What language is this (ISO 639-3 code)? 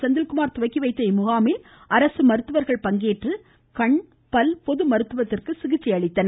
tam